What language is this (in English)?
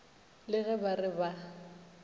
Northern Sotho